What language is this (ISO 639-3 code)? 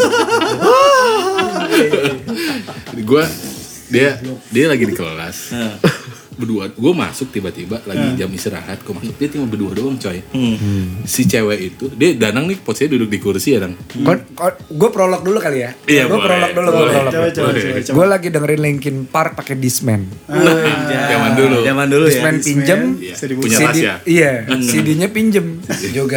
ind